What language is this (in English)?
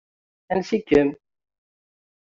Kabyle